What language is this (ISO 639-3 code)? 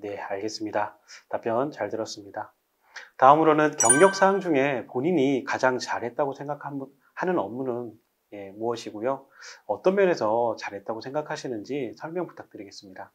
kor